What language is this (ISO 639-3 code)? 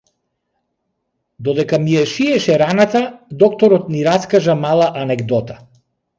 mkd